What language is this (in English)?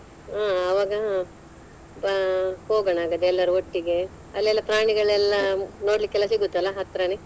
Kannada